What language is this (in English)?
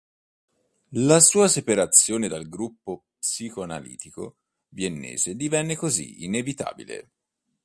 Italian